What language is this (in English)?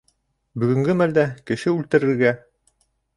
Bashkir